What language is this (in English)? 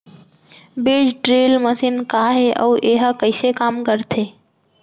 Chhattisgarhi